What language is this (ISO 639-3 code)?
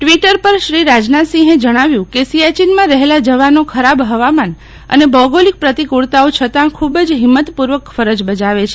guj